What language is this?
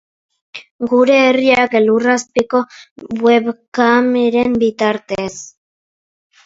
Basque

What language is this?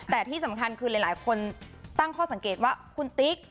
Thai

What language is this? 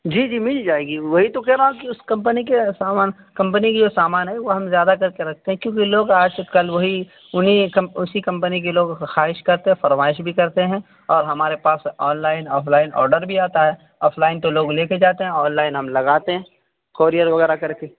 Urdu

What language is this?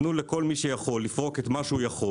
Hebrew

